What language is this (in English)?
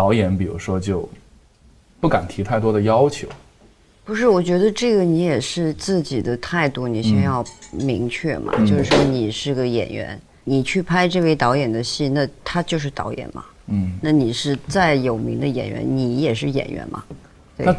Chinese